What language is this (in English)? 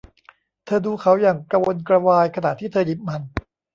Thai